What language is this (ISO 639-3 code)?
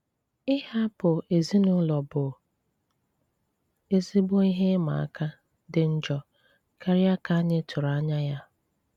ibo